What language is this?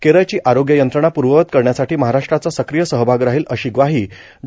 Marathi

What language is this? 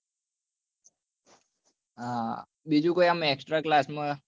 Gujarati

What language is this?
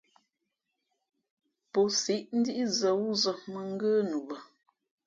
Fe'fe'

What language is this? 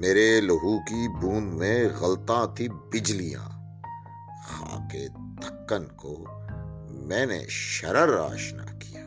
Urdu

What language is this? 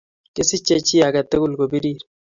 Kalenjin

